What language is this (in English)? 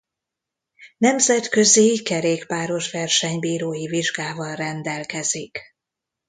Hungarian